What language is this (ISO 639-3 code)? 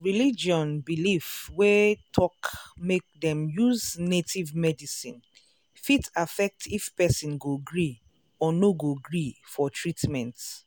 pcm